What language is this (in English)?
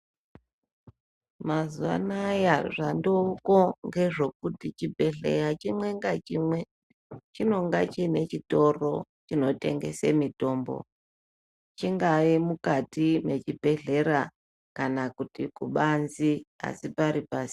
Ndau